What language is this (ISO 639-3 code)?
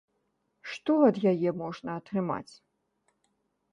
bel